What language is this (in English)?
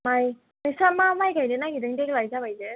Bodo